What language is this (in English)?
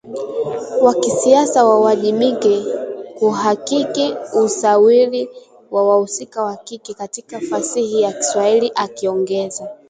Swahili